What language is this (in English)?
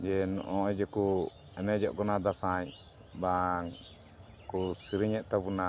Santali